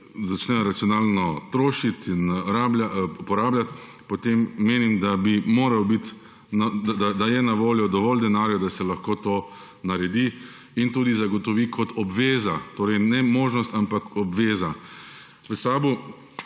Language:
Slovenian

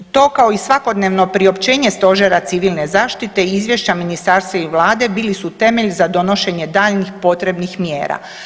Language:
Croatian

